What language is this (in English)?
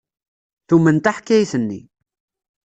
Kabyle